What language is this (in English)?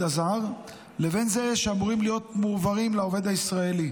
Hebrew